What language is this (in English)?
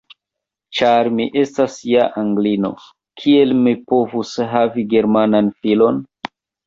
Esperanto